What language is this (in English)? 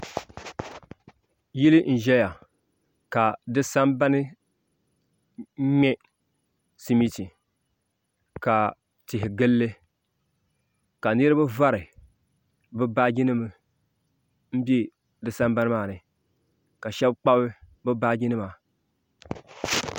Dagbani